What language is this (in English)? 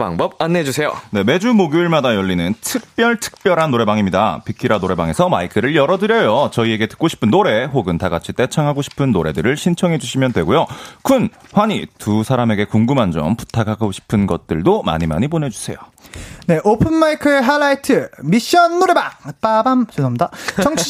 Korean